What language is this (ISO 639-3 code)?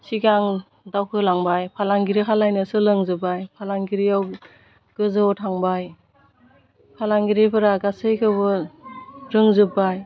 brx